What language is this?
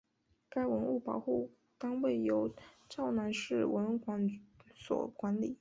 Chinese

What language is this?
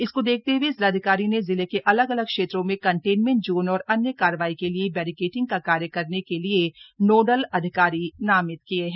Hindi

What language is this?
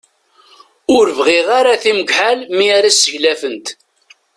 Kabyle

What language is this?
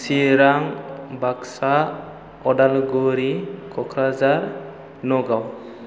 Bodo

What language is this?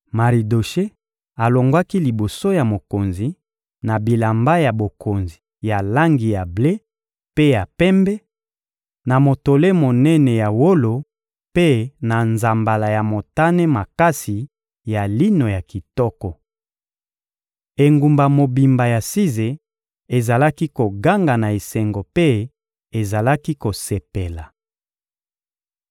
Lingala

